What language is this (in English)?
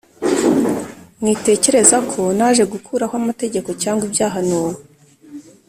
Kinyarwanda